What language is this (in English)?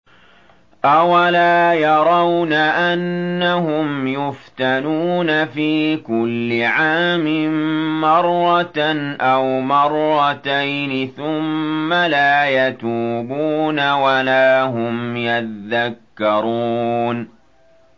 Arabic